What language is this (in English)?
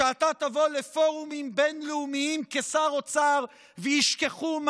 Hebrew